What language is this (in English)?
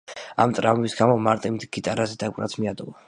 Georgian